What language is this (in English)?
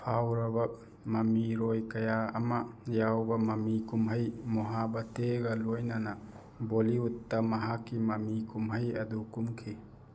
Manipuri